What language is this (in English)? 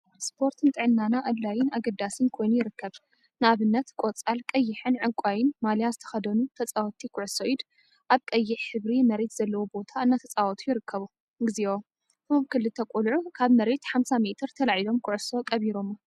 Tigrinya